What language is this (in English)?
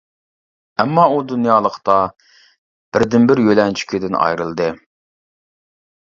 Uyghur